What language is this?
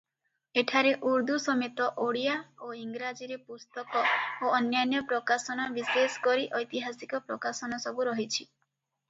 Odia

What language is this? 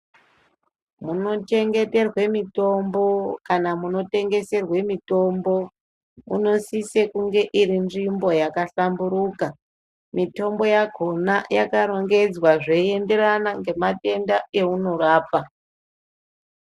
Ndau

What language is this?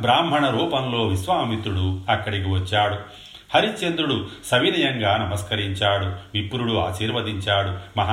Telugu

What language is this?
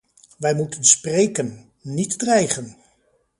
Dutch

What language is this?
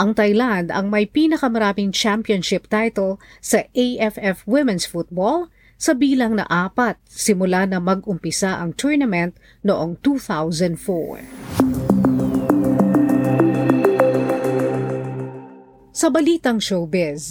Filipino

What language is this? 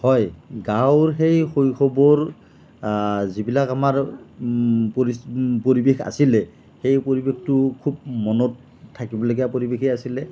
Assamese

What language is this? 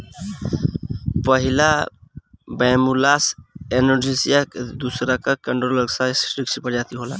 Bhojpuri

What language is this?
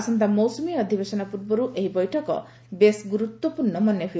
Odia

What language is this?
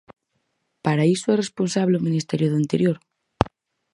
Galician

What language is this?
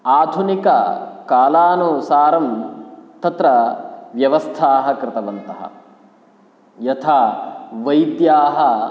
Sanskrit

